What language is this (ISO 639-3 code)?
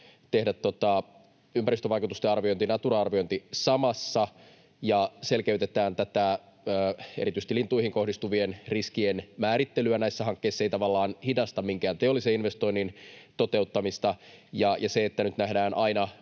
fin